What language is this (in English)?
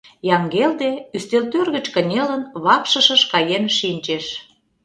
Mari